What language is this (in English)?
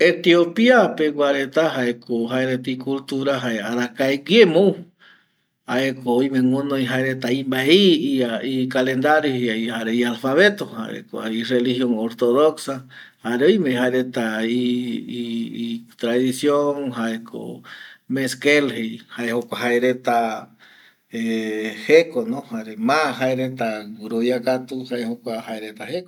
Eastern Bolivian Guaraní